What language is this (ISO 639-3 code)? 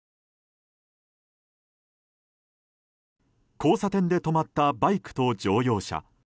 jpn